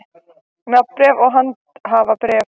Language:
Icelandic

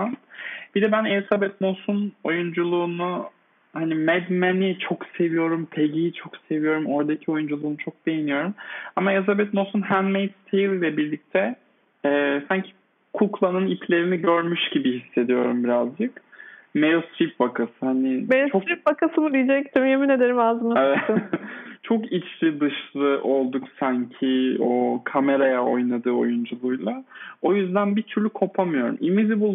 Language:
Turkish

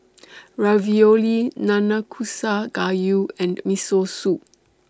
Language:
English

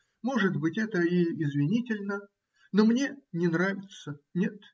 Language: Russian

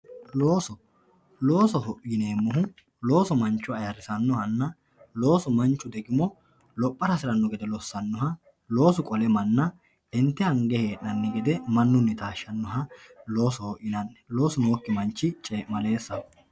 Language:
Sidamo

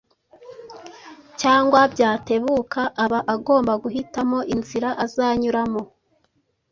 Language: Kinyarwanda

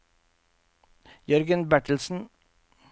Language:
Norwegian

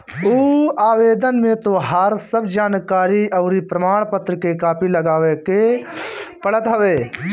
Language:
Bhojpuri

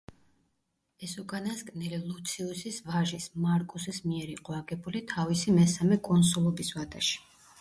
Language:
Georgian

